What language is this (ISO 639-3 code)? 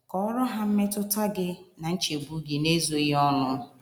ibo